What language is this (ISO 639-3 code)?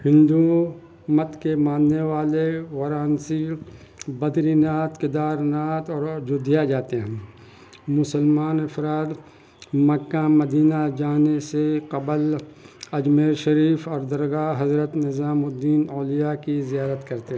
urd